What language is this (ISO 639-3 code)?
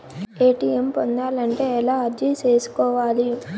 tel